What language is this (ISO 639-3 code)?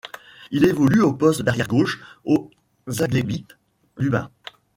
fra